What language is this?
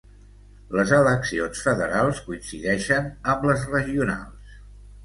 Catalan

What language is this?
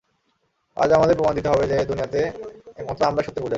Bangla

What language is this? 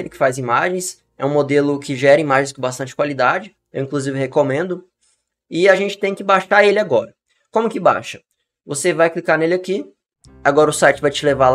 Portuguese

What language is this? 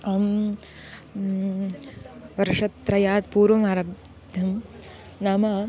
Sanskrit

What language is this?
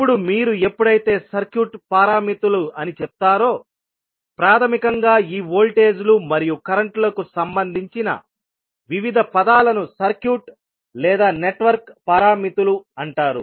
Telugu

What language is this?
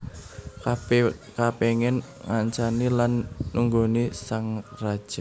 Javanese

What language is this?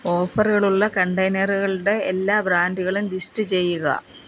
Malayalam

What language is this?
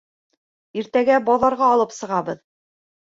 Bashkir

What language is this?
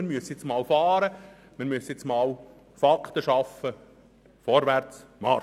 Swiss German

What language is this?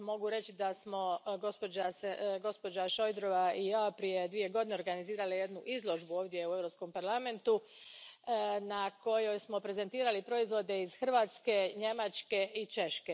Croatian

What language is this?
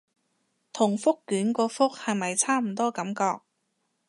Cantonese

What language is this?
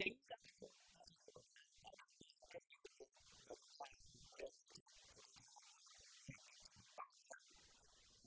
Vietnamese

